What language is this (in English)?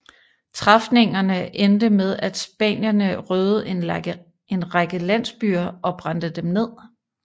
Danish